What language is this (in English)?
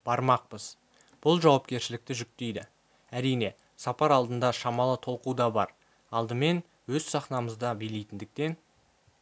Kazakh